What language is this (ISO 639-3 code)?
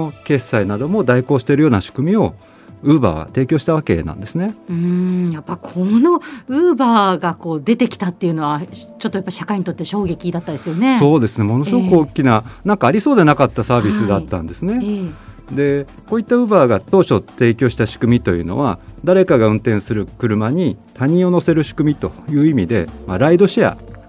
jpn